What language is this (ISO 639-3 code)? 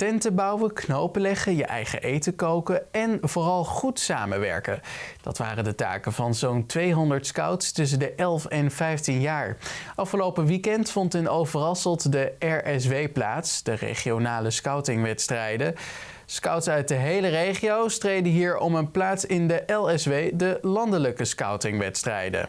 nld